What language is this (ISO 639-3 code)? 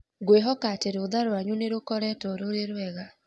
kik